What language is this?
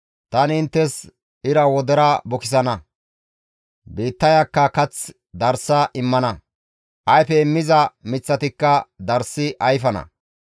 Gamo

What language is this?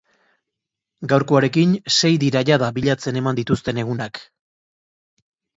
Basque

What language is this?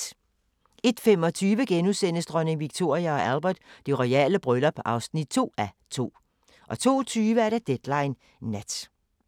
Danish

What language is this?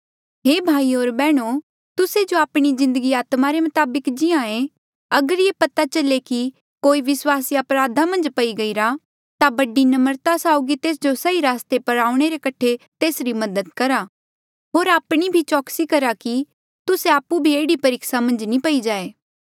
Mandeali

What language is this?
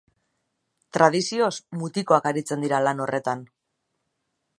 Basque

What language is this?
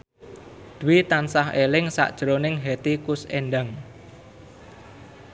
Javanese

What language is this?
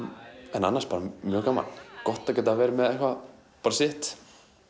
Icelandic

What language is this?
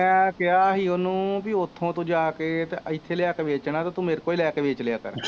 Punjabi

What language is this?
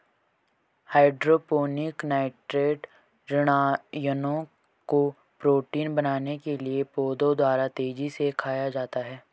Hindi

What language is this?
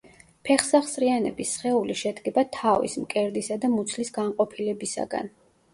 Georgian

